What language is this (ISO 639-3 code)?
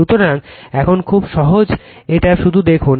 ben